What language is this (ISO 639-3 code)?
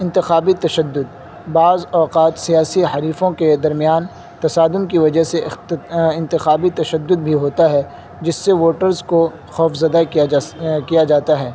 urd